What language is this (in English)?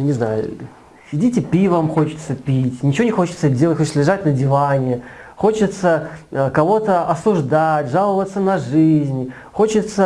Russian